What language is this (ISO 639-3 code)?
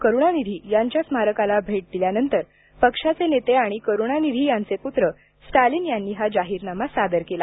mar